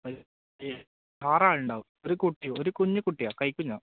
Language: Malayalam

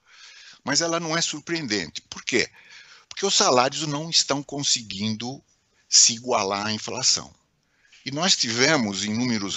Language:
Portuguese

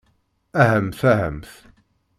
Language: Kabyle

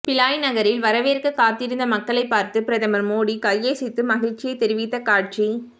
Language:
Tamil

